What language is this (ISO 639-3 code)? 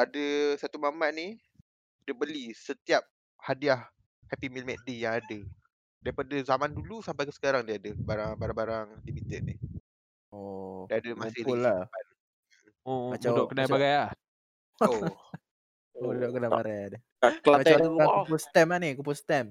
msa